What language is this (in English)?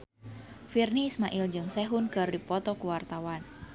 Sundanese